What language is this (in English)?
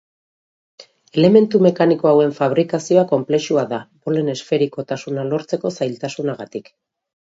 Basque